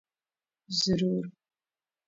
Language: Urdu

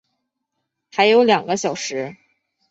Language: Chinese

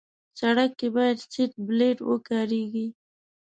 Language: Pashto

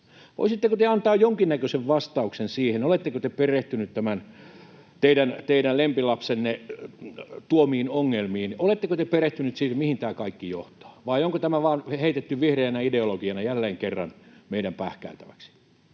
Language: Finnish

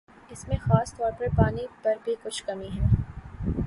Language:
Urdu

